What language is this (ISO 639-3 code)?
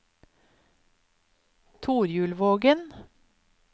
nor